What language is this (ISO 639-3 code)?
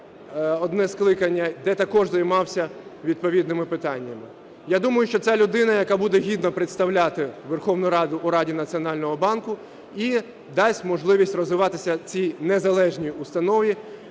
ukr